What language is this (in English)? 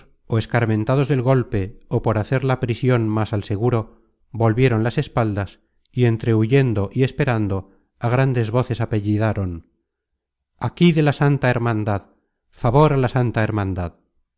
Spanish